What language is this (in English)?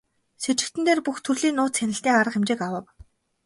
Mongolian